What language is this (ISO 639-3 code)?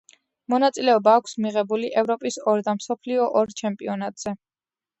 kat